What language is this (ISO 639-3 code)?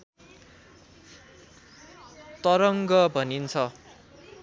nep